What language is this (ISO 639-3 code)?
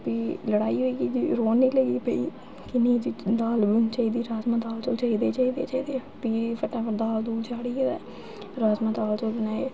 doi